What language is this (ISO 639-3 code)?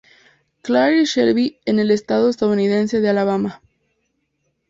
spa